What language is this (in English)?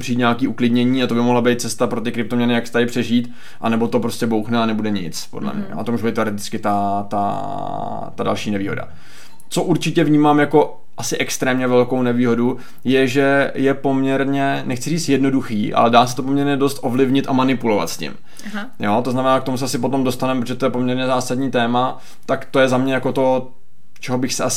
Czech